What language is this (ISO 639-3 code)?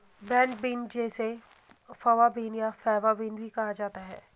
hin